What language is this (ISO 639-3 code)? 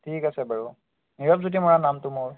asm